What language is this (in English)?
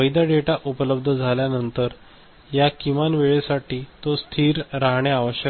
Marathi